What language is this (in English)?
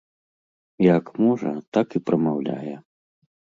Belarusian